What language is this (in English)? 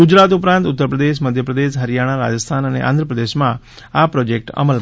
Gujarati